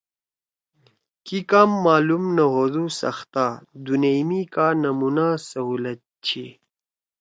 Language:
Torwali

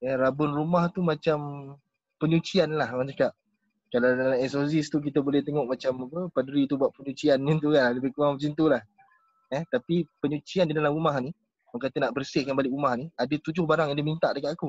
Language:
Malay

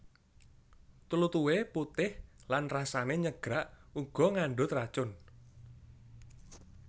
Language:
Javanese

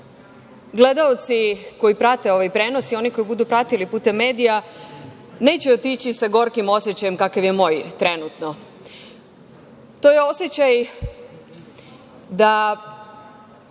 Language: Serbian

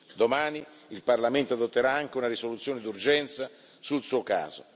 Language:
Italian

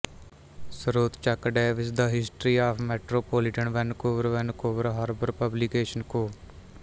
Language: Punjabi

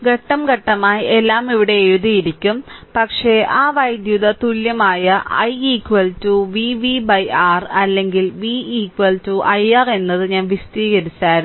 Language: Malayalam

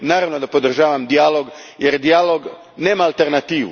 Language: Croatian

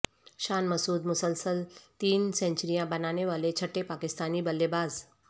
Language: Urdu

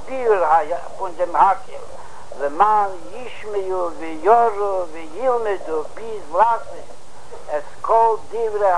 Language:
Hebrew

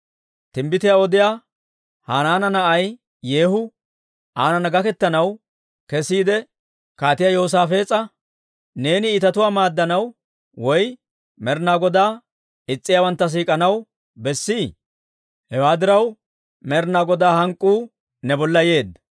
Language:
Dawro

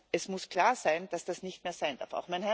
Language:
German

